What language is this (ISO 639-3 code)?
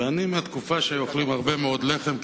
heb